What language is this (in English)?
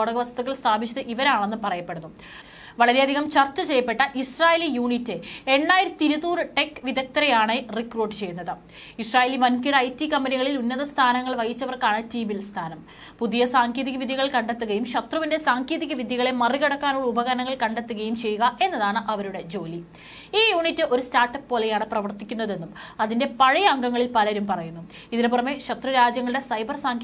Malayalam